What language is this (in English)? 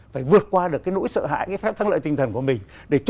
Vietnamese